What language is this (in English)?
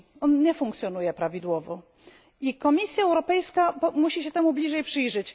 Polish